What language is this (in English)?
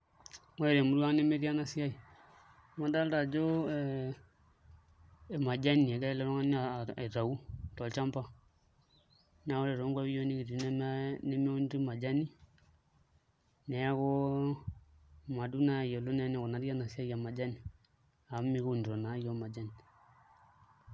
Masai